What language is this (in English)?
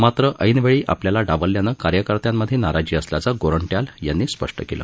Marathi